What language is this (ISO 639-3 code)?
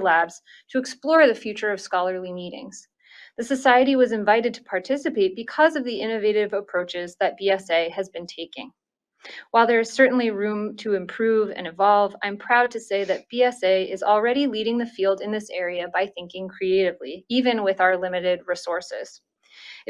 eng